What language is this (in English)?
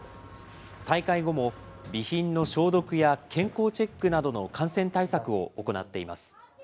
Japanese